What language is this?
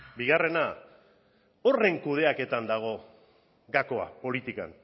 Basque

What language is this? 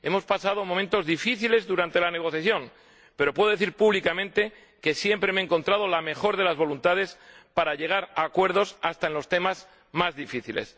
Spanish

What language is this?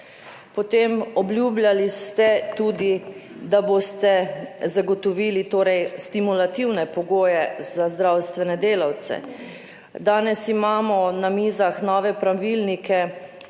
Slovenian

